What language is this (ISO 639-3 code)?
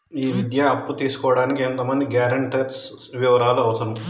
tel